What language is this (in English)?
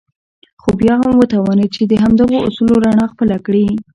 Pashto